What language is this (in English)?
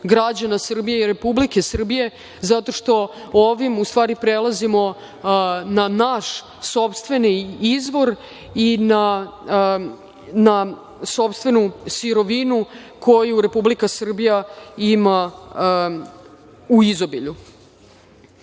Serbian